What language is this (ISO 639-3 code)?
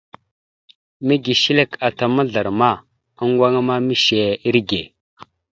mxu